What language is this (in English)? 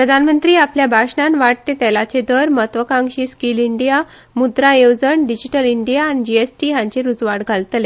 Konkani